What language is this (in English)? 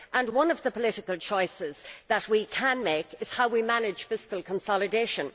English